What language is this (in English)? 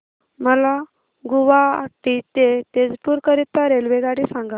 Marathi